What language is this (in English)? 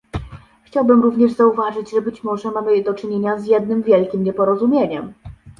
Polish